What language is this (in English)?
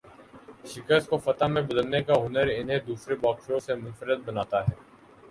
Urdu